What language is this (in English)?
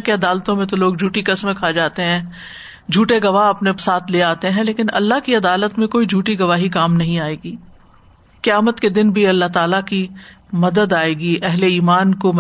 Urdu